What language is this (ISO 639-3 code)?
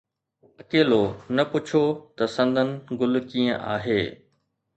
snd